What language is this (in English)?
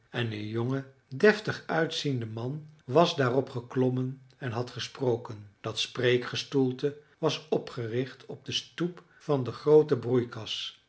Dutch